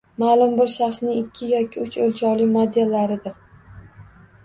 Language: Uzbek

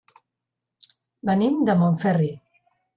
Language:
Catalan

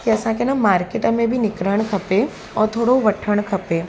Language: Sindhi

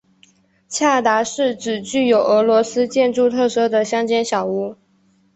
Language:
Chinese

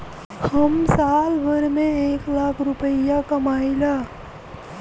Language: Bhojpuri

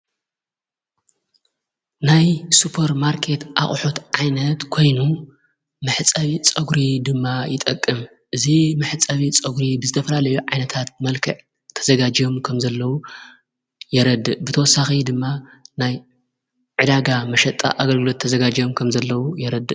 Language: Tigrinya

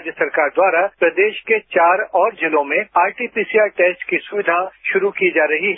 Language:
Hindi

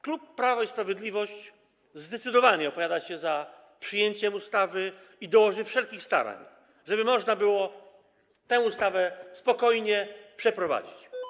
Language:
Polish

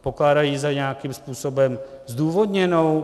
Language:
Czech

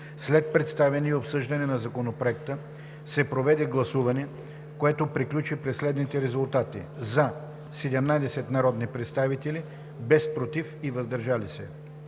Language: Bulgarian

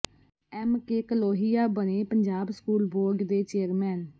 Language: Punjabi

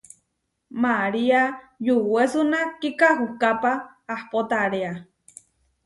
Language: Huarijio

